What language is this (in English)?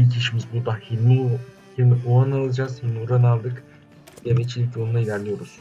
Turkish